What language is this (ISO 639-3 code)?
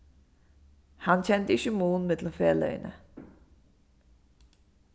fao